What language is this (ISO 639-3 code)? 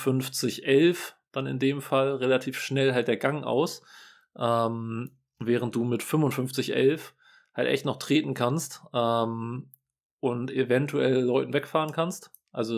deu